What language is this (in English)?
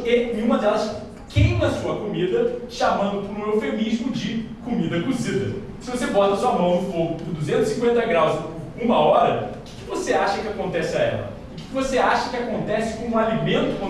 Portuguese